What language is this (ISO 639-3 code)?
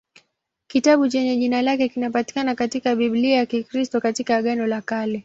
swa